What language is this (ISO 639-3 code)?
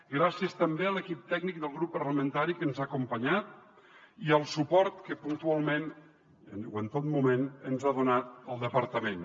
cat